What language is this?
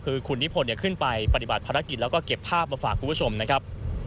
Thai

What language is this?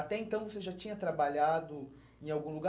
Portuguese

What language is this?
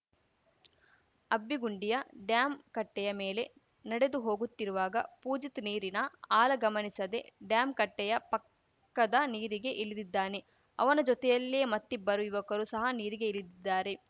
Kannada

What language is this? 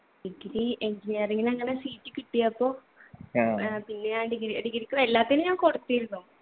Malayalam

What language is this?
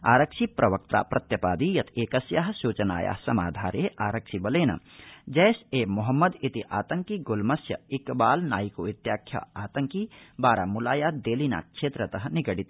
Sanskrit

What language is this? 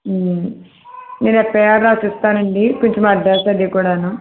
Telugu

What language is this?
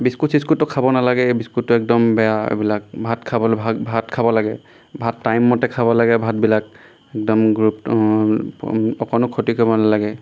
Assamese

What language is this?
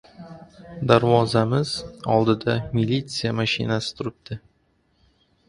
Uzbek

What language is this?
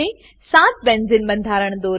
Gujarati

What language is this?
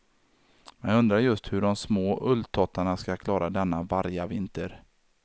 Swedish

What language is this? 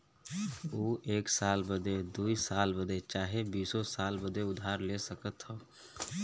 Bhojpuri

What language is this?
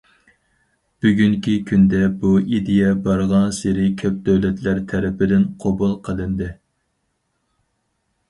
Uyghur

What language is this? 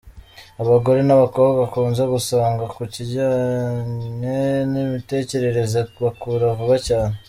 Kinyarwanda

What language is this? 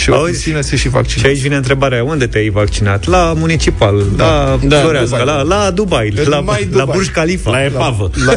Romanian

